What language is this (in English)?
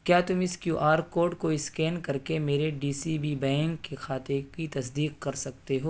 Urdu